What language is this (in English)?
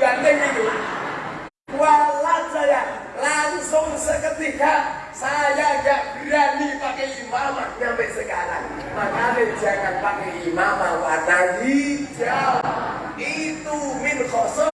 Indonesian